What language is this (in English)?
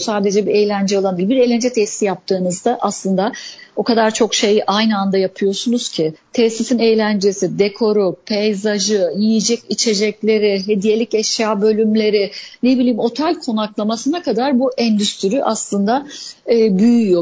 Turkish